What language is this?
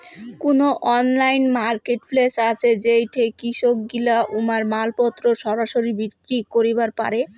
Bangla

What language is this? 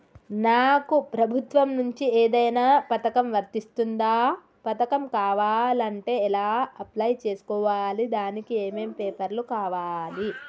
Telugu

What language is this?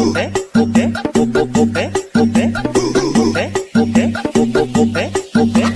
Vietnamese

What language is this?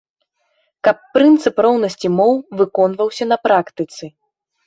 Belarusian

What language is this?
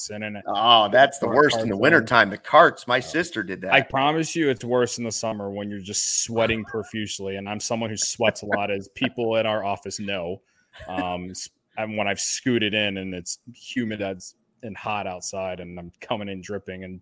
English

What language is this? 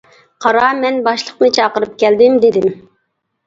Uyghur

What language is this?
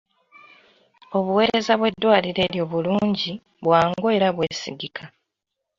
Ganda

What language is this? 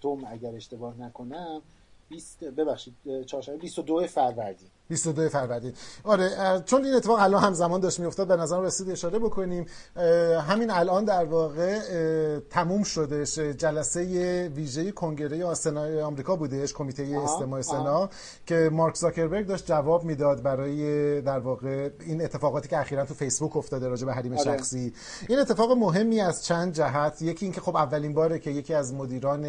Persian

